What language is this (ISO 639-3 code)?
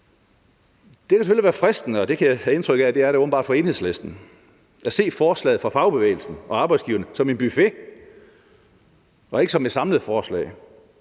dan